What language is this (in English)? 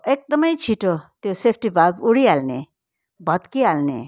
Nepali